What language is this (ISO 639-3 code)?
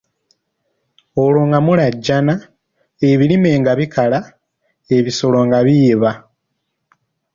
lug